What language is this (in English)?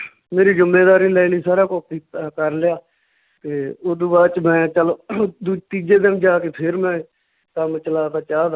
Punjabi